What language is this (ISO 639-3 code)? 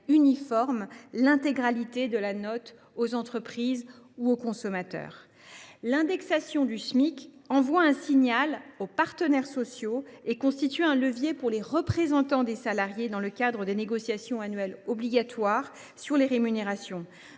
fra